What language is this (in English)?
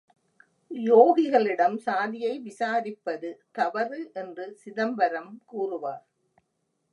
Tamil